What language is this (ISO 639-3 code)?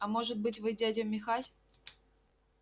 rus